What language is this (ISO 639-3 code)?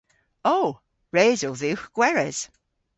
cor